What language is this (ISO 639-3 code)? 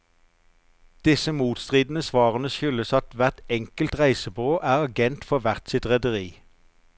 nor